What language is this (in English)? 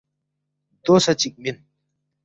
Balti